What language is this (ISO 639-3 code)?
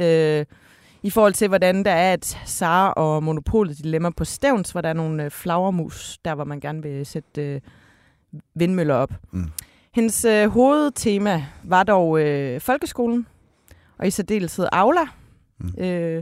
dan